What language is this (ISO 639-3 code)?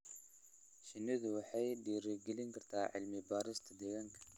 som